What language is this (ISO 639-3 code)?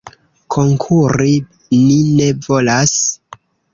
epo